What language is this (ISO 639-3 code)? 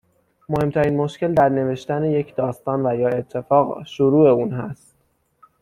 fas